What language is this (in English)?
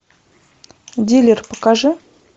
Russian